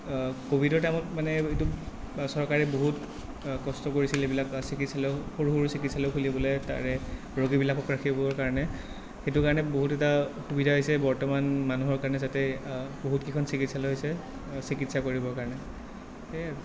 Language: Assamese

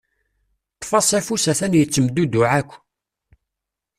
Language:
Kabyle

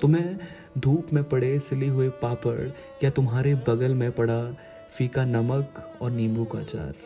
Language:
Hindi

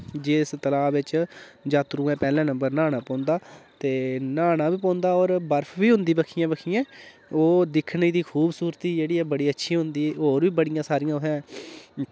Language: Dogri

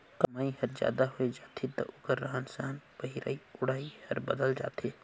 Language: Chhattisgarhi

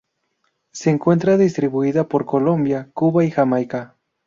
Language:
Spanish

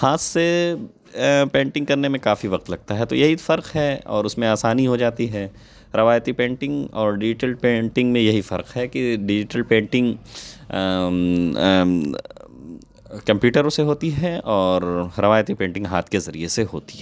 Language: Urdu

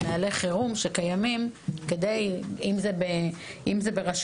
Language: Hebrew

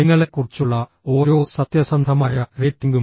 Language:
Malayalam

